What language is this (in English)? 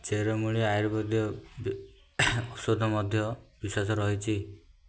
Odia